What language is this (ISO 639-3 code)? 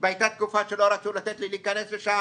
heb